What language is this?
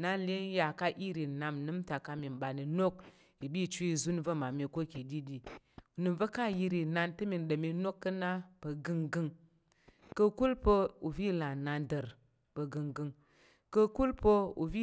Tarok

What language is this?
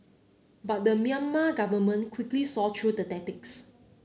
English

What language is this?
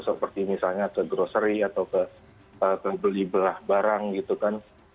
Indonesian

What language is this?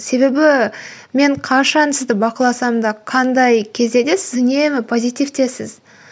Kazakh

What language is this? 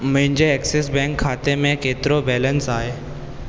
Sindhi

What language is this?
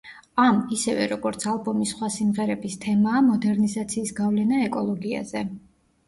Georgian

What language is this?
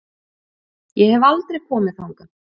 Icelandic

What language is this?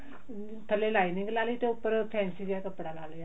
Punjabi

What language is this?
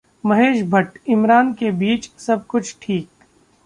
Hindi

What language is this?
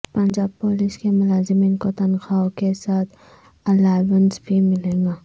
Urdu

